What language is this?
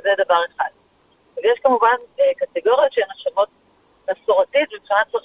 Hebrew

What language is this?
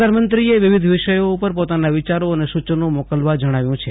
Gujarati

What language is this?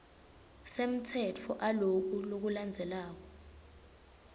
Swati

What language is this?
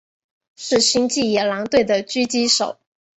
Chinese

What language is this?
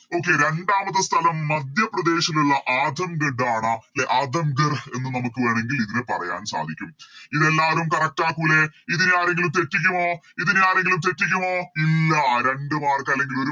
Malayalam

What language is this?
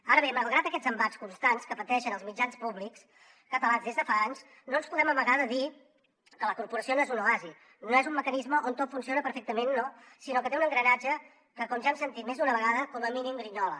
Catalan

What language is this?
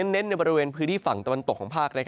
Thai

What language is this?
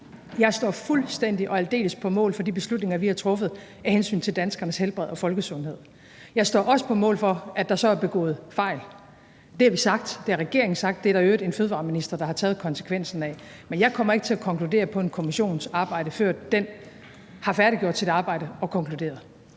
Danish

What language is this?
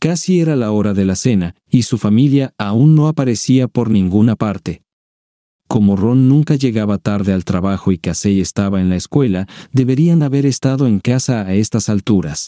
Spanish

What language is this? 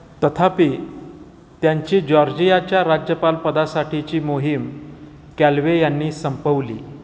Marathi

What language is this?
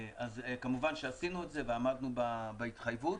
Hebrew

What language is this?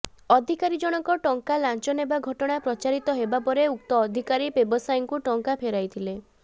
Odia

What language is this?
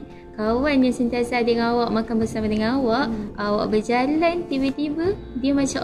Malay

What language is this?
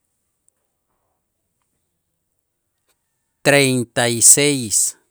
Itzá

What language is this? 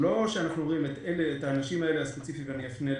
Hebrew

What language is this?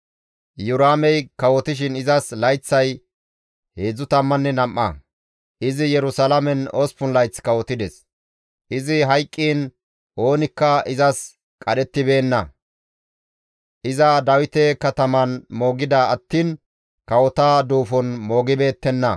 Gamo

